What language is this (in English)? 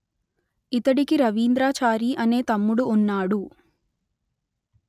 Telugu